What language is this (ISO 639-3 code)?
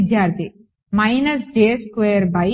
tel